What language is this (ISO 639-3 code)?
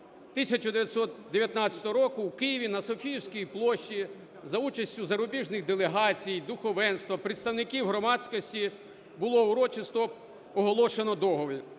ukr